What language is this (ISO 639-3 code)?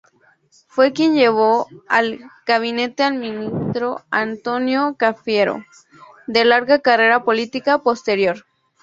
spa